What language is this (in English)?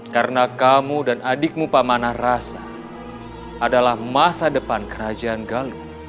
Indonesian